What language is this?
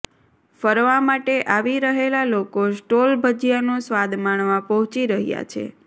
Gujarati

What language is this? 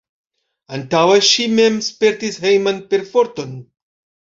Esperanto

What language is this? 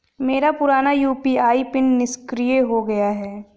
Hindi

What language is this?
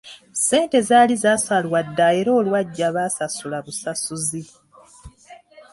Ganda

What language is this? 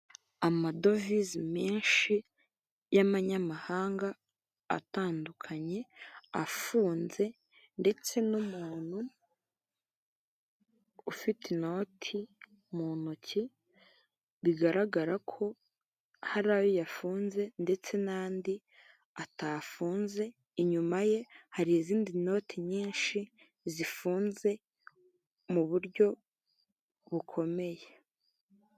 Kinyarwanda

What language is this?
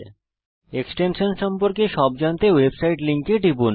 Bangla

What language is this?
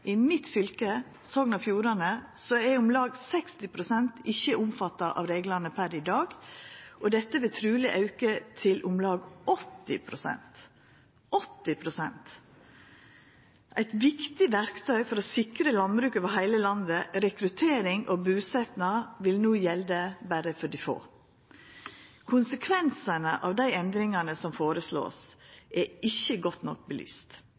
Norwegian Nynorsk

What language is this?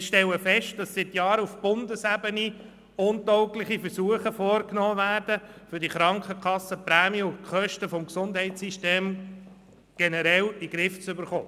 Swiss German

